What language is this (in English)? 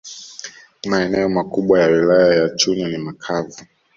Swahili